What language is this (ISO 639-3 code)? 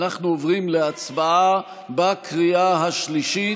heb